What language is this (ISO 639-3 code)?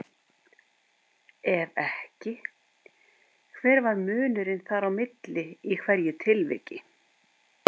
isl